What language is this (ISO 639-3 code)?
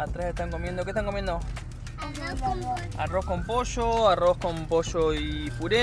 spa